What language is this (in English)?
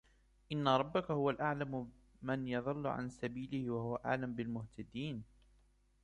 Arabic